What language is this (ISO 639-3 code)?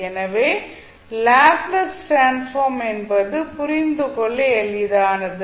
tam